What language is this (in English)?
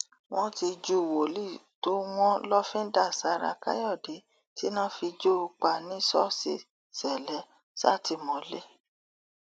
Yoruba